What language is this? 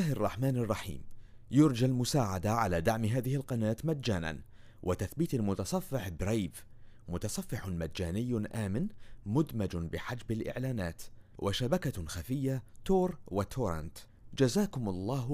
Arabic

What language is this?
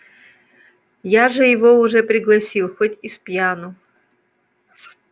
Russian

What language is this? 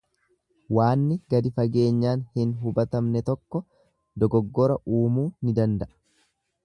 Oromo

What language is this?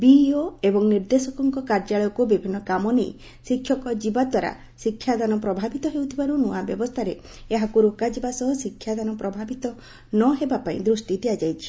Odia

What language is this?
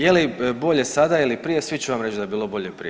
Croatian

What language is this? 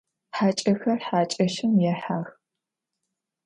Adyghe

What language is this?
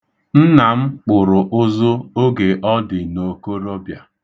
Igbo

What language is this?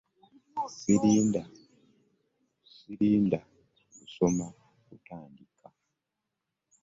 Ganda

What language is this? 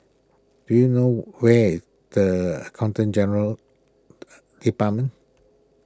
English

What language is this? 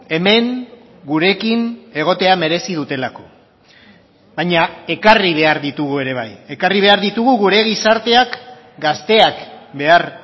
Basque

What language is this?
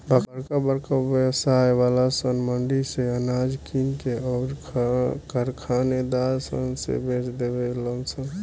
Bhojpuri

